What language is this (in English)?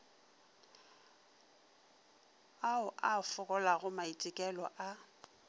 Northern Sotho